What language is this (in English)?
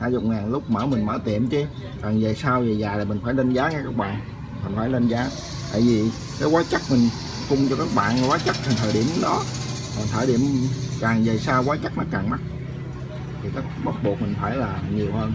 Vietnamese